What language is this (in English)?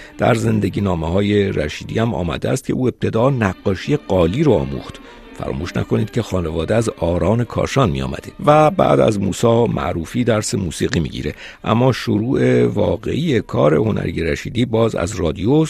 Persian